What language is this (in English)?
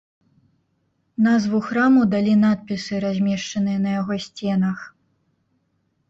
Belarusian